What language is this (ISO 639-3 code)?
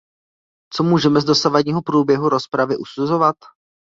ces